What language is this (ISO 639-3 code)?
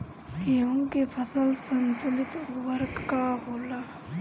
bho